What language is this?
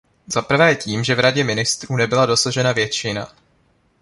Czech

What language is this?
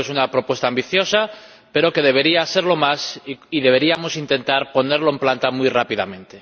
Spanish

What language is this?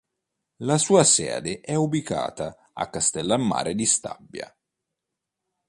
Italian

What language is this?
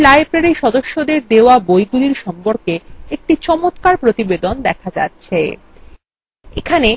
Bangla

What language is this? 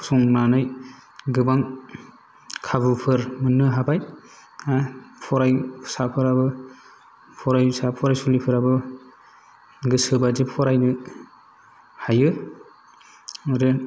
Bodo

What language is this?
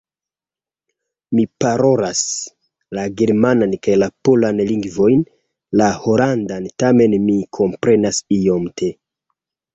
Esperanto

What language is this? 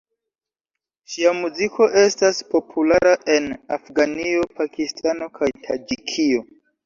Esperanto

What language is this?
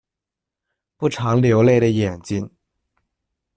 Chinese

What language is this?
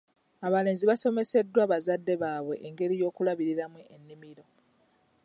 Ganda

